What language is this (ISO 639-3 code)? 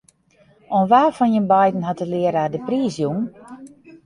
fry